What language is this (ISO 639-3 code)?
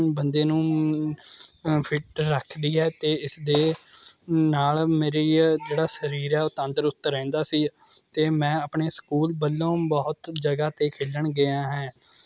pan